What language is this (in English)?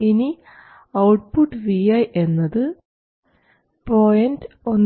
Malayalam